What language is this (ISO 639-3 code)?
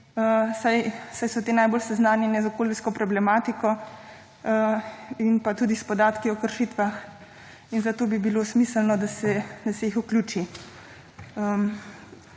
slv